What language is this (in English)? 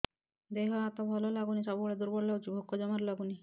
Odia